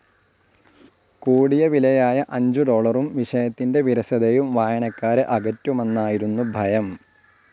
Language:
Malayalam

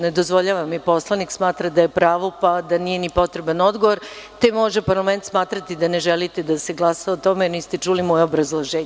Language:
Serbian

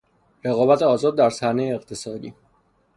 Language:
Persian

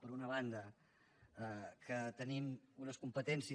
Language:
Catalan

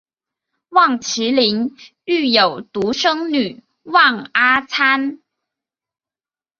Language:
Chinese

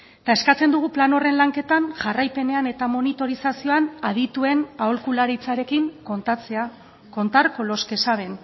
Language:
Basque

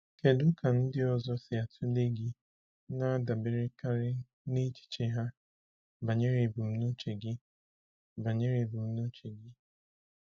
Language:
Igbo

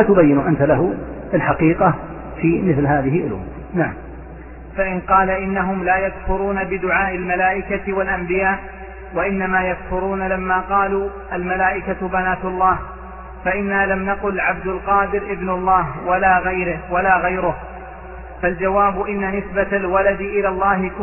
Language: Arabic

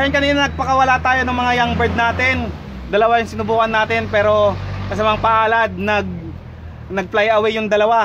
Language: Filipino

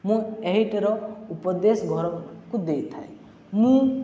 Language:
Odia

